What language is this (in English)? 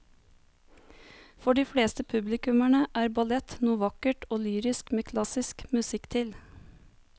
Norwegian